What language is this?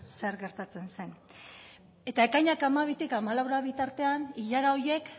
Basque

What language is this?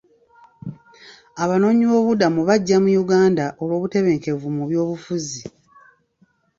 Ganda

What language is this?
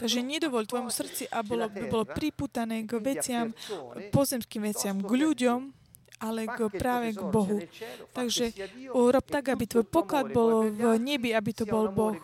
Slovak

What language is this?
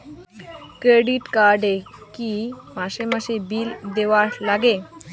Bangla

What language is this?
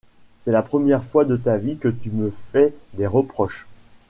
French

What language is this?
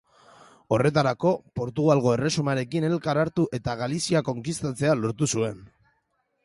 Basque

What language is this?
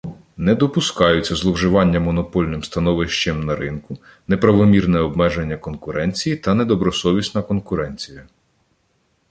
Ukrainian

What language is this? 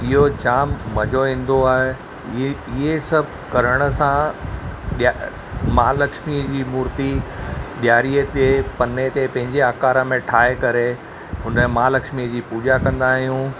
Sindhi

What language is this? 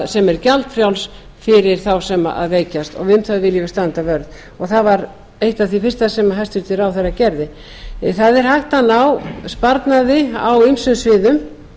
Icelandic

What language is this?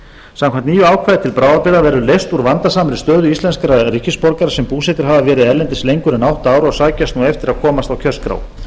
Icelandic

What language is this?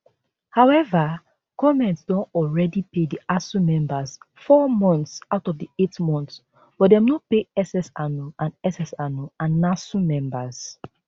Nigerian Pidgin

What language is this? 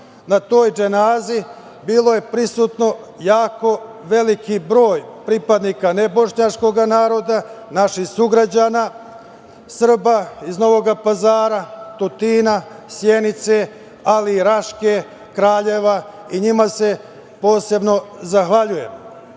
Serbian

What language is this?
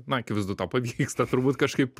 Lithuanian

